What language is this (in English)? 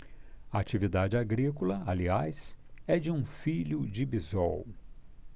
Portuguese